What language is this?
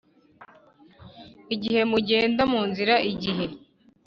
Kinyarwanda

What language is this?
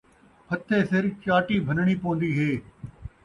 Saraiki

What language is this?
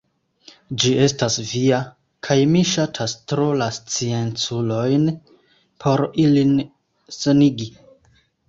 Esperanto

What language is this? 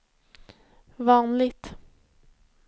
Swedish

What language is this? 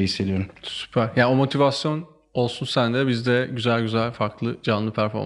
Turkish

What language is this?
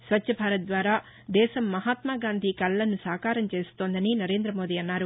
Telugu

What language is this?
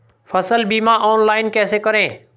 Hindi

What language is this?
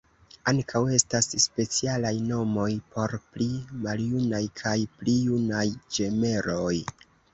Esperanto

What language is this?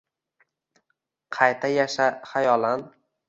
Uzbek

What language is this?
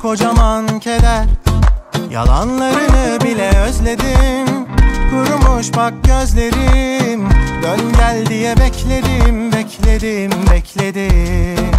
Turkish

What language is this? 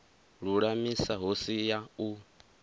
Venda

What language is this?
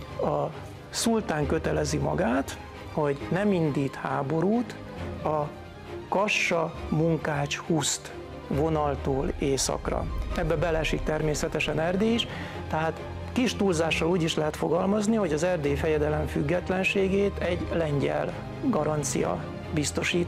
Hungarian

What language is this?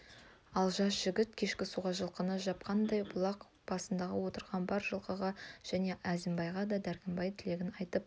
Kazakh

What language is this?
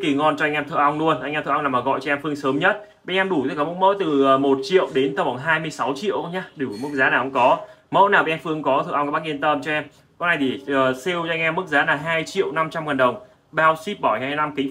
Vietnamese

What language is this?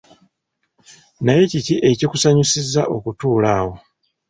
Ganda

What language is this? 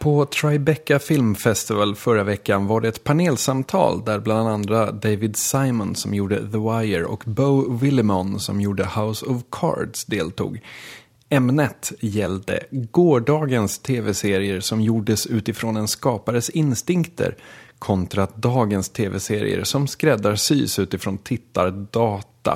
Swedish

